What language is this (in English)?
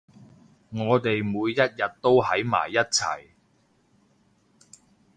Cantonese